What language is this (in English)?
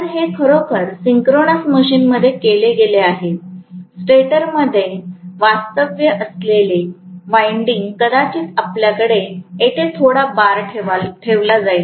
Marathi